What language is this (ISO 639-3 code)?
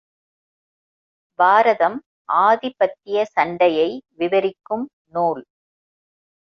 tam